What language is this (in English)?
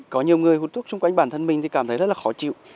Vietnamese